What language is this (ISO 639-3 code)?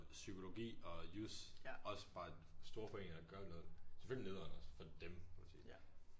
dan